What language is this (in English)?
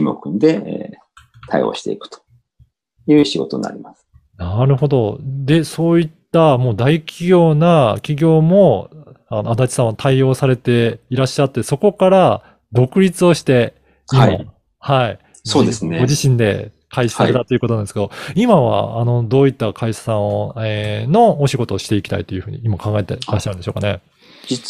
Japanese